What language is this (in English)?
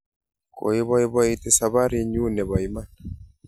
Kalenjin